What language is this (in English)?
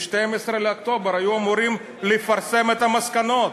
Hebrew